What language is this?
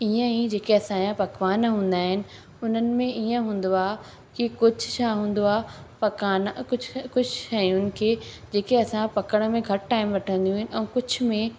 Sindhi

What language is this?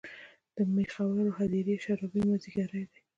Pashto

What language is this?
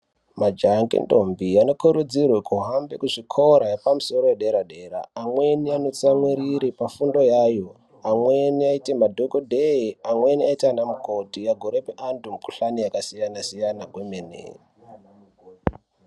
Ndau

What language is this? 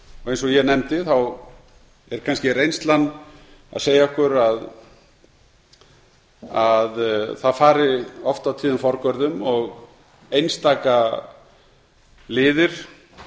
Icelandic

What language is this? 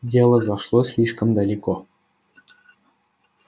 Russian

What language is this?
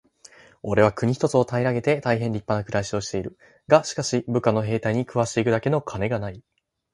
Japanese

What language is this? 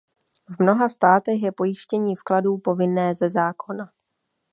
Czech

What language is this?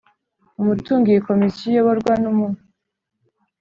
Kinyarwanda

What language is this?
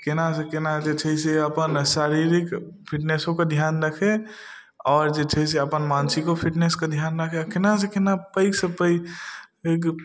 Maithili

